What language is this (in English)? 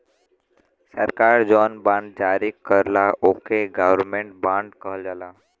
Bhojpuri